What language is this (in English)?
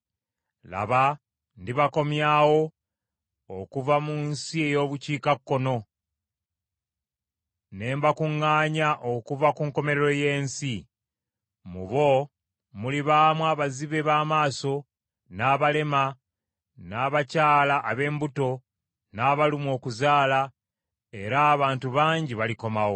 Ganda